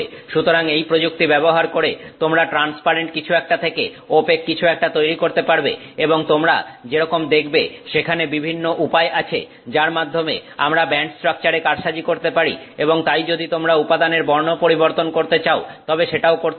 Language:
Bangla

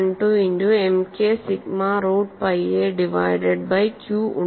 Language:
Malayalam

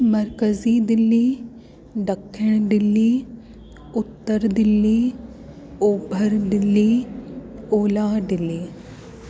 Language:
Sindhi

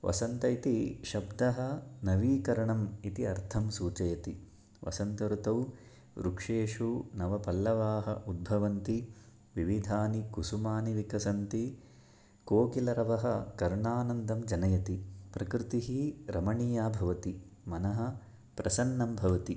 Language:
Sanskrit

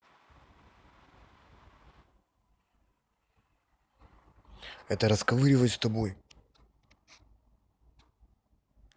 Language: Russian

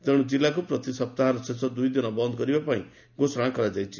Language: Odia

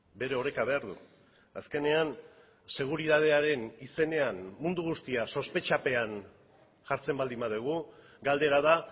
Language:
Basque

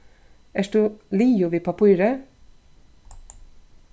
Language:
Faroese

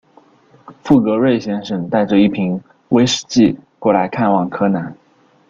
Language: Chinese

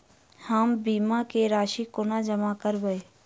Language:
Maithili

